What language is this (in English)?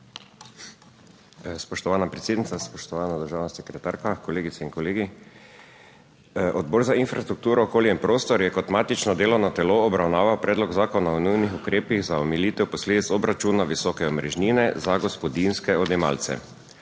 Slovenian